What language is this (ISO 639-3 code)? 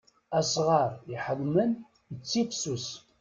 kab